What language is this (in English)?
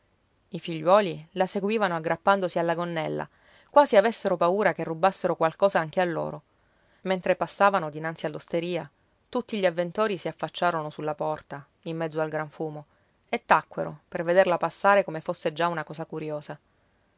Italian